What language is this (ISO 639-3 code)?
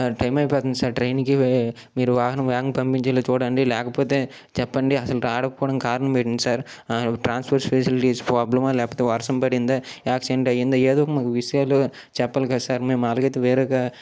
tel